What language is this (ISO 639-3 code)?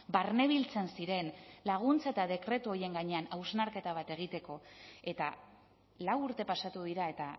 eus